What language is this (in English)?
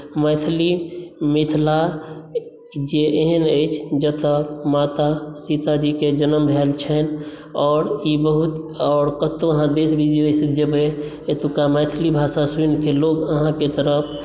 Maithili